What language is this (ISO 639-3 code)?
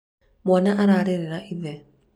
kik